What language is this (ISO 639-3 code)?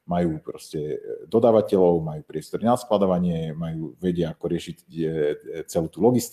slk